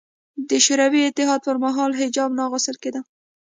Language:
Pashto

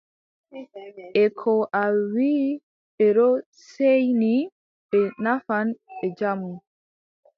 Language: Adamawa Fulfulde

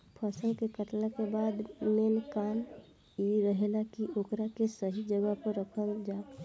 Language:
Bhojpuri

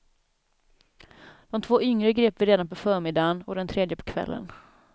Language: Swedish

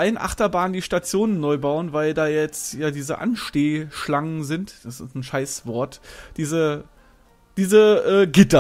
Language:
German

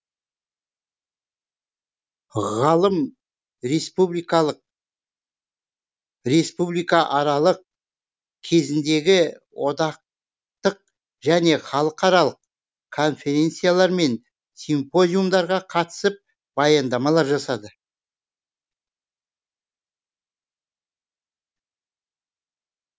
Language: Kazakh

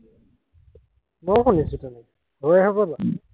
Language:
Assamese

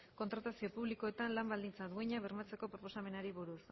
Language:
Basque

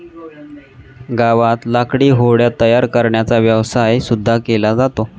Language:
Marathi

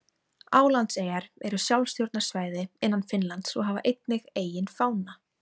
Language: Icelandic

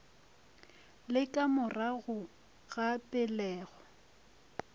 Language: Northern Sotho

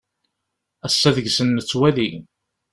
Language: Kabyle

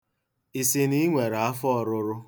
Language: Igbo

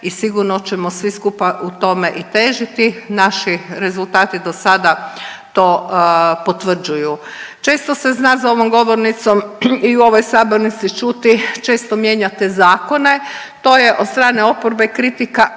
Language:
Croatian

